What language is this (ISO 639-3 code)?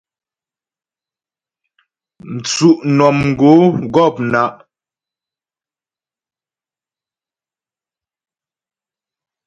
bbj